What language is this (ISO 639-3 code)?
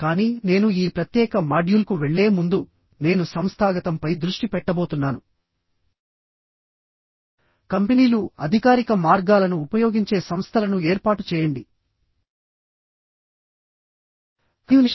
tel